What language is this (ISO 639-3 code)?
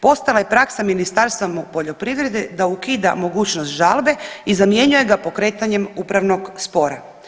hrv